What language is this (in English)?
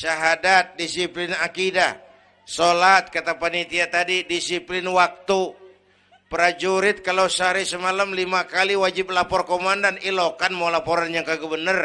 Indonesian